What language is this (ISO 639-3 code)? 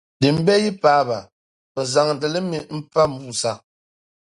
dag